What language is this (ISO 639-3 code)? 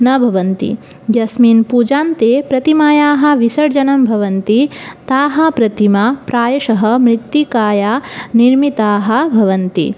san